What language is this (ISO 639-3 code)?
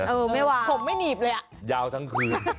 tha